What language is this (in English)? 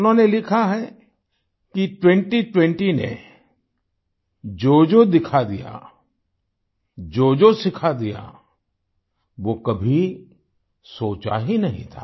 Hindi